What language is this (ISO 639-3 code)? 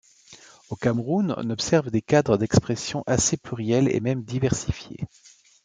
fra